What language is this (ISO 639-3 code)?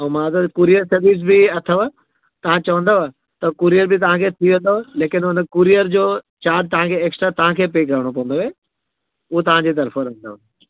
snd